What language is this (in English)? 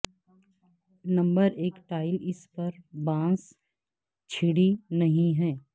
Urdu